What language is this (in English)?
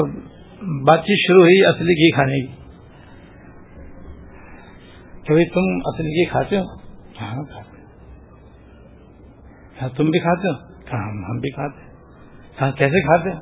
Urdu